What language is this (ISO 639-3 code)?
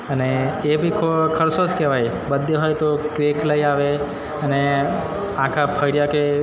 guj